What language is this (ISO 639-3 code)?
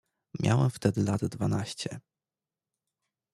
pol